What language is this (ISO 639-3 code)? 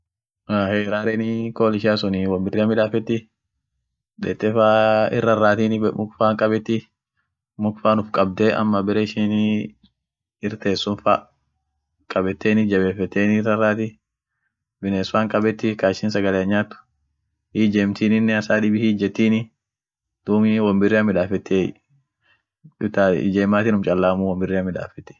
orc